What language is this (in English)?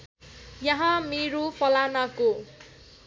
Nepali